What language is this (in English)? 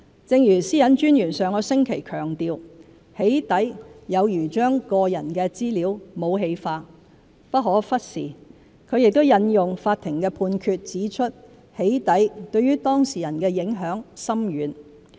Cantonese